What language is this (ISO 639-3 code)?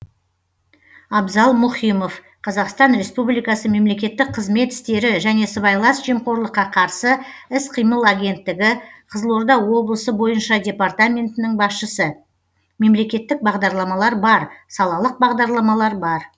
kaz